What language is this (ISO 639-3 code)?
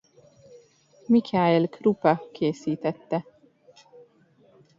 hun